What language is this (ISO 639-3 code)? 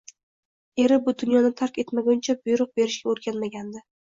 uzb